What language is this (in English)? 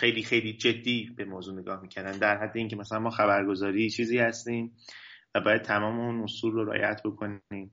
Persian